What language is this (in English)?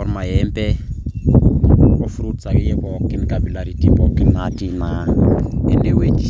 Masai